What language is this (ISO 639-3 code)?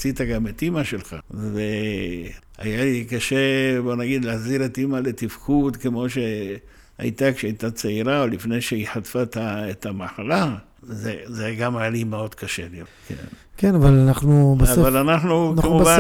heb